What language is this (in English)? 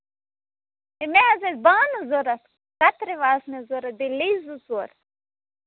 Kashmiri